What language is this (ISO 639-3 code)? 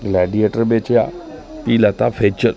doi